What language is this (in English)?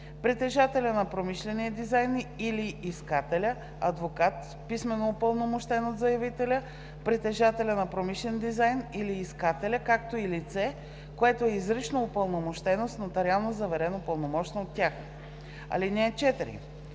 Bulgarian